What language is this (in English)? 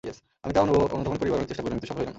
Bangla